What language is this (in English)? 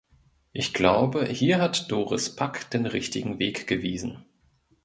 German